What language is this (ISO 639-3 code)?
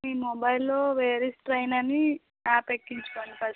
tel